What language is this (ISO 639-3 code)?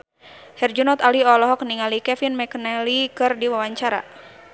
sun